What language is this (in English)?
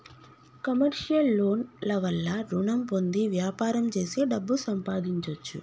Telugu